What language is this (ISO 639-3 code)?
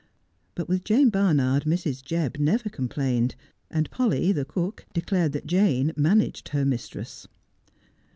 eng